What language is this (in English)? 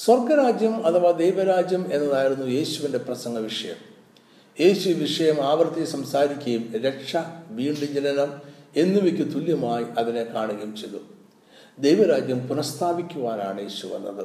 Malayalam